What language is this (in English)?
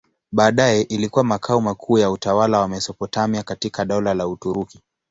Swahili